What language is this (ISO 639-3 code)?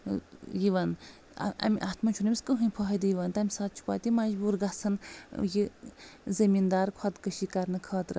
kas